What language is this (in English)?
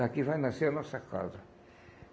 Portuguese